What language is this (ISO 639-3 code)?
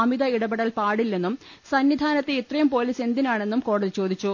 mal